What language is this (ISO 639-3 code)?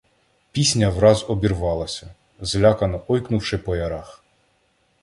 ukr